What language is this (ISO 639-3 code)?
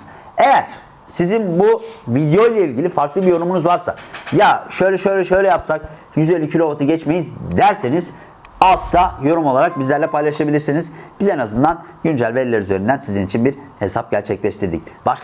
tur